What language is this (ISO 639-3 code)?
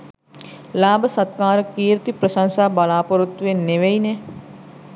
sin